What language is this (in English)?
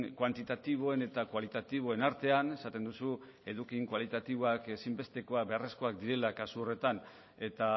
Basque